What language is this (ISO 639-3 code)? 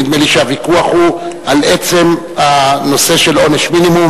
heb